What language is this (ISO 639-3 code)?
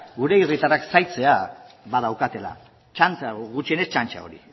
eus